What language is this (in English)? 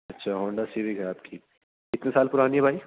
Urdu